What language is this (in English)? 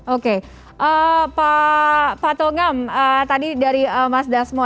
Indonesian